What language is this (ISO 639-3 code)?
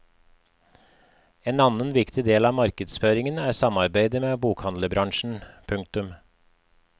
nor